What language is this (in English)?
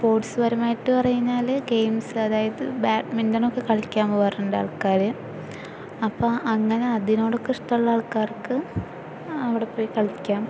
Malayalam